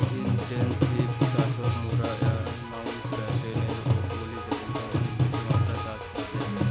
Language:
Bangla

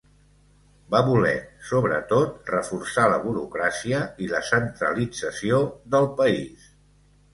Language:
Catalan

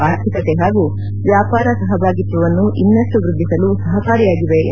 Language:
Kannada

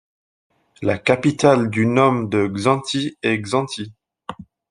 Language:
French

